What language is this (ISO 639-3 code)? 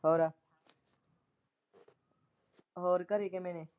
pan